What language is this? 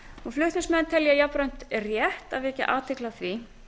Icelandic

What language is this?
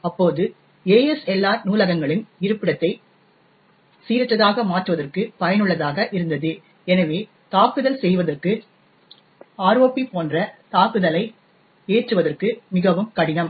Tamil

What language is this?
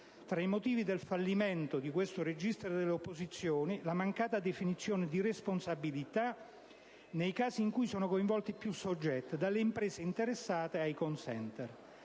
Italian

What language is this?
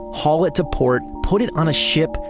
English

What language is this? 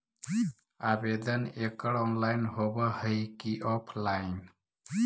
Magahi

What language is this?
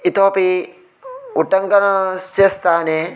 Sanskrit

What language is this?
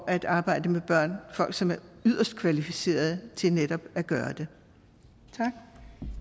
Danish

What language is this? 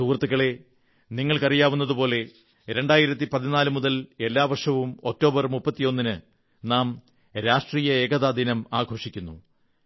Malayalam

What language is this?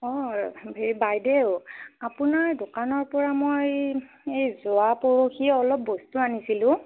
Assamese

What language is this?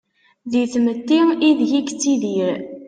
Kabyle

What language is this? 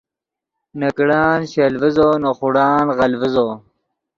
Yidgha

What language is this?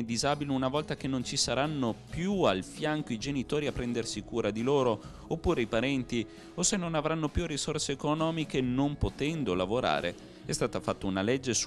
Italian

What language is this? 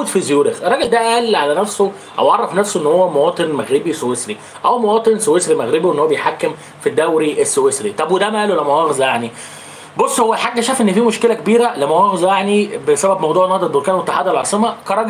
Arabic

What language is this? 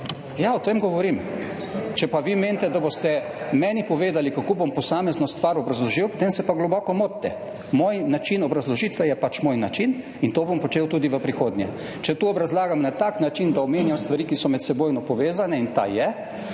Slovenian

